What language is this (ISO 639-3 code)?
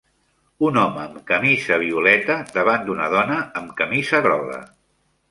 cat